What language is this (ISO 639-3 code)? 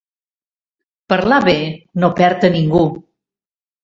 cat